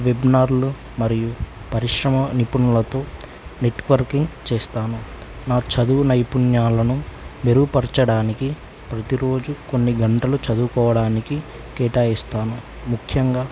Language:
Telugu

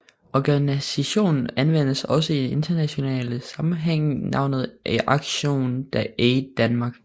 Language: Danish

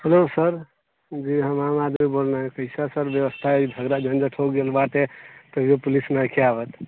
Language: Maithili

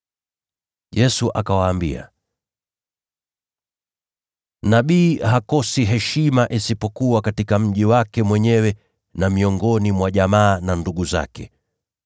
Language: Swahili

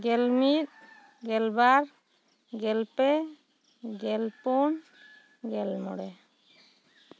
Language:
Santali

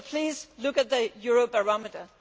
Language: English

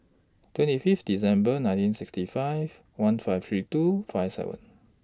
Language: English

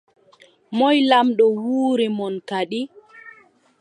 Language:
Adamawa Fulfulde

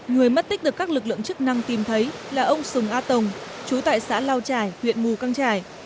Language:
Vietnamese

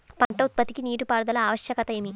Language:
Telugu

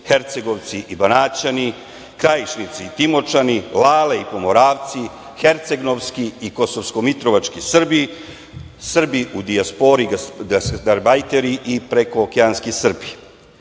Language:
Serbian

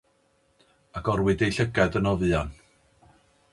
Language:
Welsh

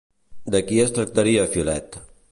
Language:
Catalan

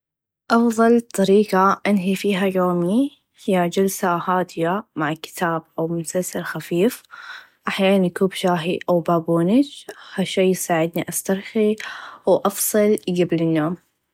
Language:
Najdi Arabic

